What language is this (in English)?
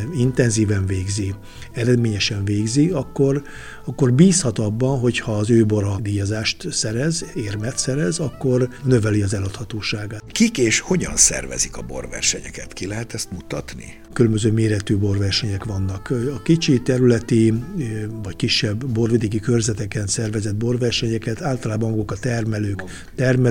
Hungarian